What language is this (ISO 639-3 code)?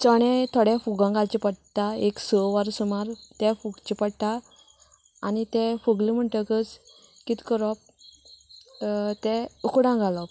kok